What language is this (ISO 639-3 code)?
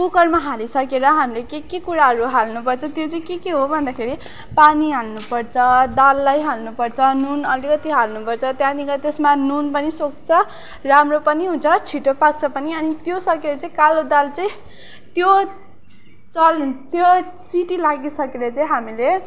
nep